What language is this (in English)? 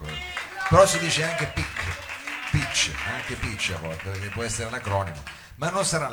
Italian